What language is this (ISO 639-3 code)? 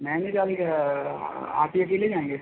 hin